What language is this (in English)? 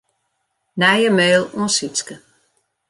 Western Frisian